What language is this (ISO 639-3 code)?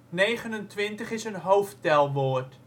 nld